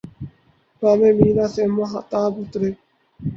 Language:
Urdu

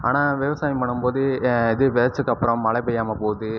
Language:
Tamil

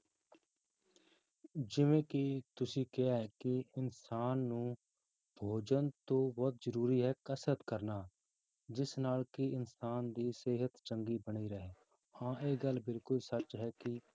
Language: Punjabi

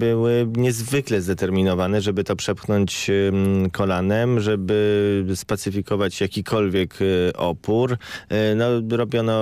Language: Polish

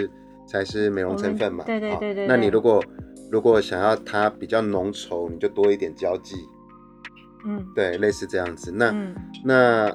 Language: Chinese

